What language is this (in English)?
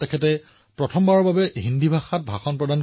Assamese